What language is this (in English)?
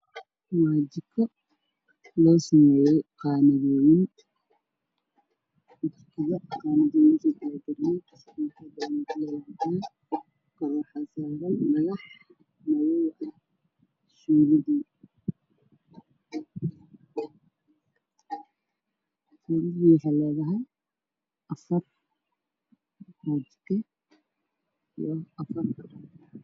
Somali